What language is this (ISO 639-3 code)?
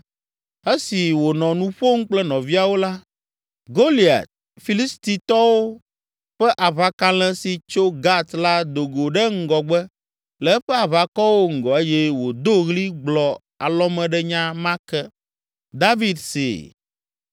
ewe